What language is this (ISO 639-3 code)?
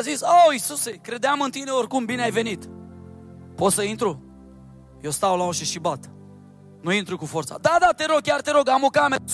ron